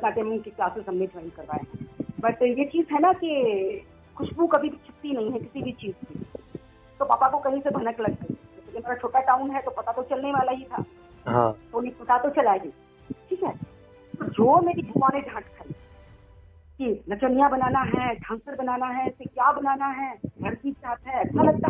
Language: Gujarati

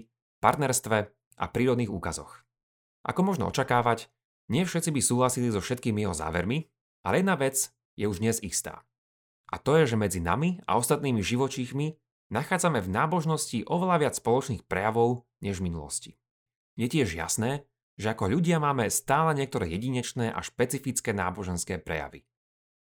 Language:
Slovak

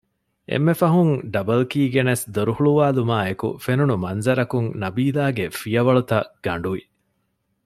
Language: Divehi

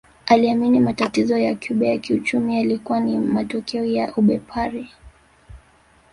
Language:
Swahili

